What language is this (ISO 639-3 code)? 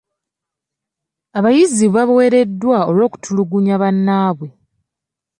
lug